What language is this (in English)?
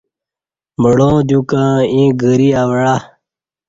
Kati